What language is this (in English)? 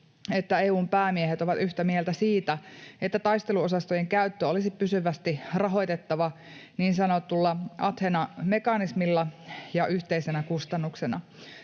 Finnish